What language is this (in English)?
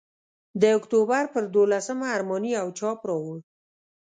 Pashto